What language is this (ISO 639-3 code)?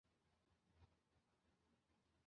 zho